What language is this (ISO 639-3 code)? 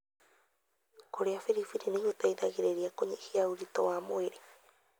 kik